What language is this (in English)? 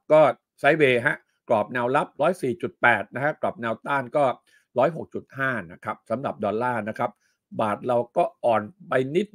Thai